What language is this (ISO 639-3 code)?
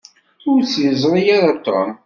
kab